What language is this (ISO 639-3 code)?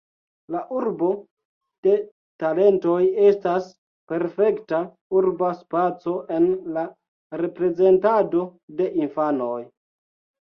epo